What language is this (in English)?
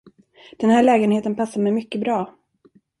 Swedish